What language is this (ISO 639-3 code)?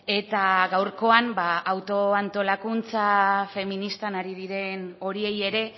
eus